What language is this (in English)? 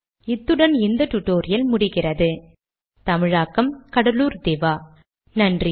Tamil